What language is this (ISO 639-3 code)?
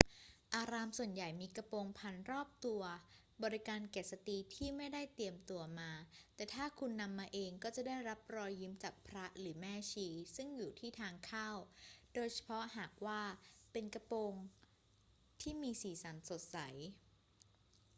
tha